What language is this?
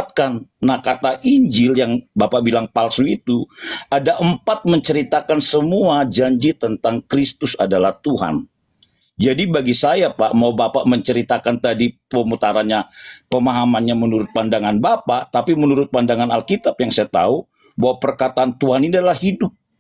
Indonesian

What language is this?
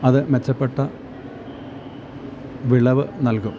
Malayalam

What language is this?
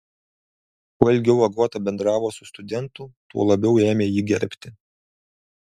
Lithuanian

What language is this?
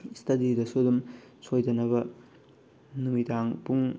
Manipuri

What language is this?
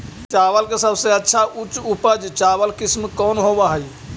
Magahi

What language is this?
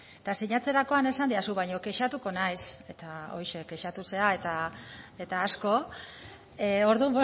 Basque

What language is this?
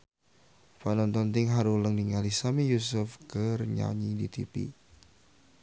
Sundanese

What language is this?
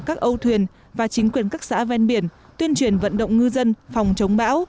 Vietnamese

